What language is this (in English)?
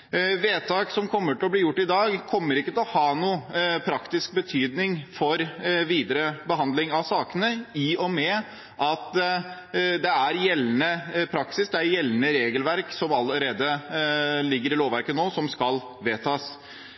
Norwegian Bokmål